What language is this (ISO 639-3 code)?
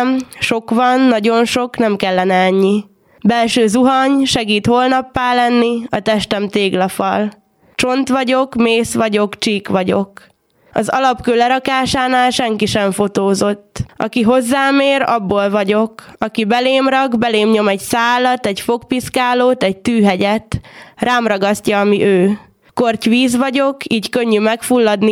hun